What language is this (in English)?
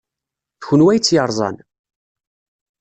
Kabyle